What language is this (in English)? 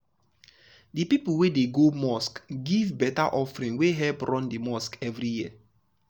Nigerian Pidgin